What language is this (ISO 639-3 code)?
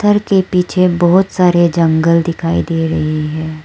hin